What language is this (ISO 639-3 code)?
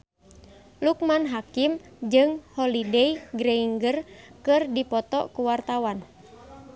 sun